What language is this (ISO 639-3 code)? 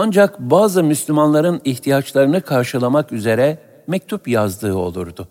tur